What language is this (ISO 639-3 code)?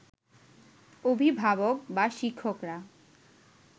ben